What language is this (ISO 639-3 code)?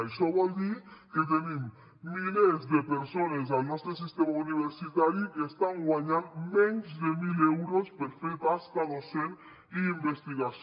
cat